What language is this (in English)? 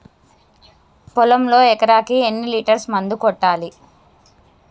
Telugu